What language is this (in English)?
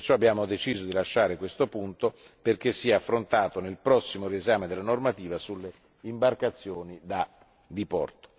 Italian